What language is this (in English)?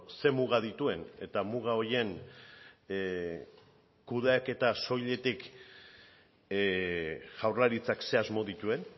Basque